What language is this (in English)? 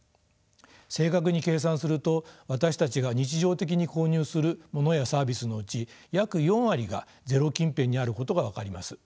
Japanese